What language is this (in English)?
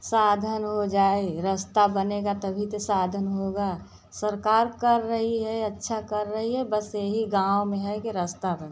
Hindi